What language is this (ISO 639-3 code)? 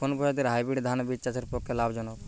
ben